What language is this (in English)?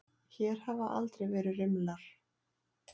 Icelandic